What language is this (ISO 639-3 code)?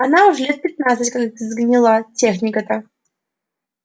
rus